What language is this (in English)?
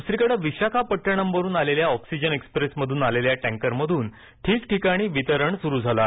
Marathi